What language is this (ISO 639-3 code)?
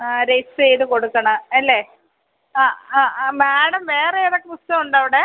mal